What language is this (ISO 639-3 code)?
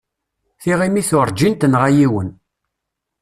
kab